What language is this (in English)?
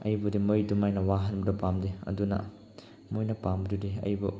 Manipuri